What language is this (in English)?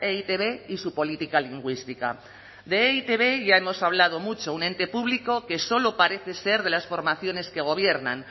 Spanish